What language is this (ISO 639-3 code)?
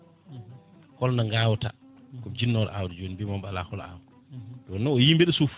ful